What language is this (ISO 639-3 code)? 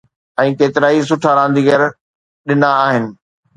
snd